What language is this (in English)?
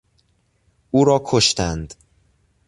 Persian